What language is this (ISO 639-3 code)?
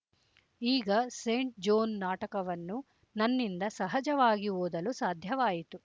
kan